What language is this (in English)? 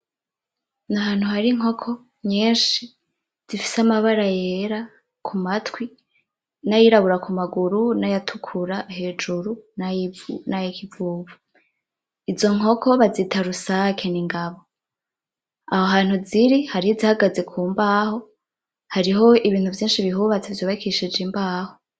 Rundi